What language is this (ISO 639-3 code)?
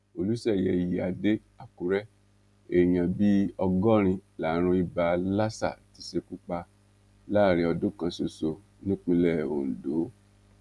yor